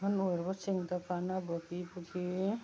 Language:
Manipuri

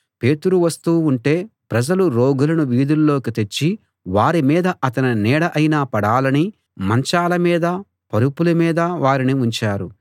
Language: Telugu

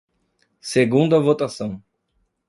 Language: Portuguese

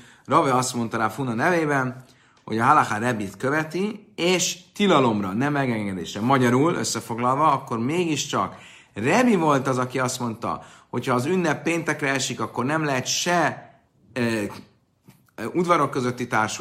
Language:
Hungarian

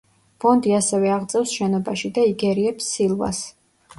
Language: Georgian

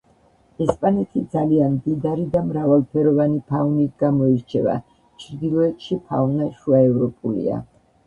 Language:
Georgian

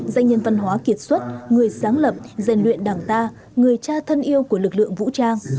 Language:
Vietnamese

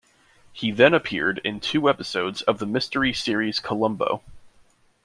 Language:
English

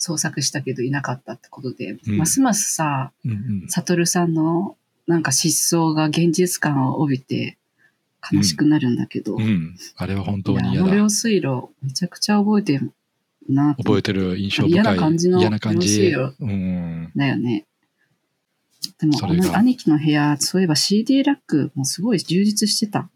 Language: Japanese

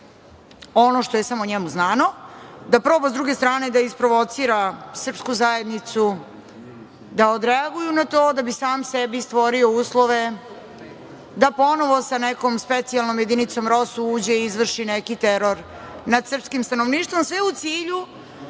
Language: Serbian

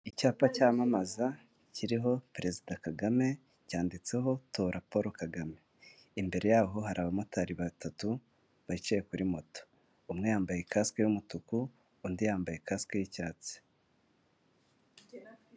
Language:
Kinyarwanda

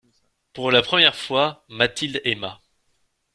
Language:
French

